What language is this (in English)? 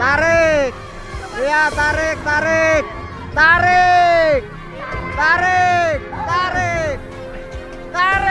Indonesian